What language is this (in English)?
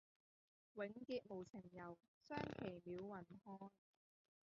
Cantonese